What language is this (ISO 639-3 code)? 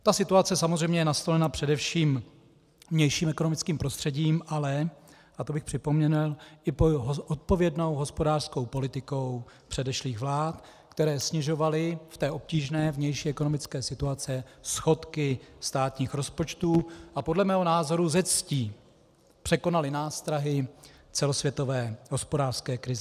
ces